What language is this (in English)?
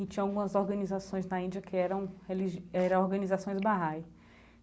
Portuguese